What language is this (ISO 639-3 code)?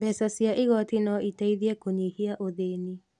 kik